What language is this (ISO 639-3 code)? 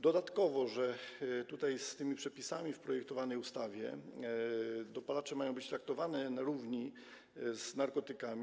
pol